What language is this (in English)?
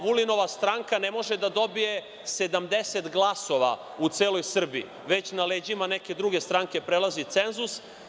Serbian